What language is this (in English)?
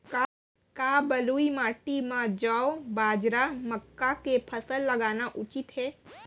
Chhattisgarhi